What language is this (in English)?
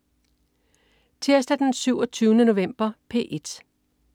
Danish